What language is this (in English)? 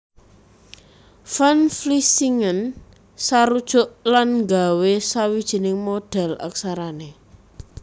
Javanese